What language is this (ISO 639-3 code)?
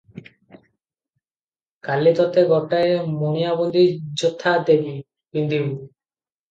ori